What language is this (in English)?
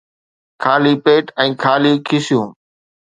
Sindhi